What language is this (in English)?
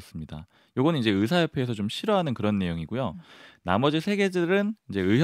Korean